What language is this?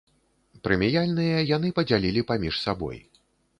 Belarusian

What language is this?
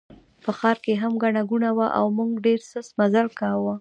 Pashto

